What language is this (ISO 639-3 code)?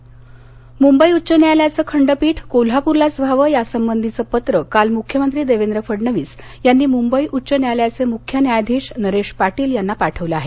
mar